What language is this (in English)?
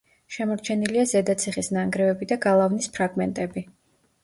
Georgian